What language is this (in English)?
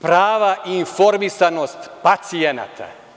Serbian